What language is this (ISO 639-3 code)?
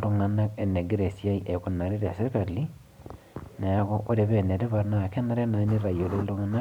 mas